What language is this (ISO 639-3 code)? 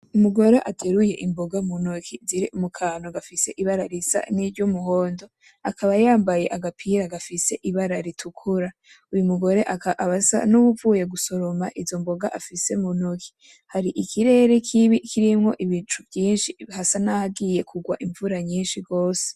run